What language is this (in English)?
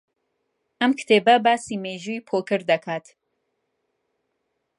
Central Kurdish